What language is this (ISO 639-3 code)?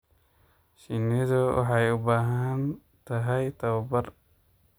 som